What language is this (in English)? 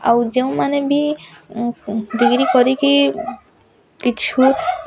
Odia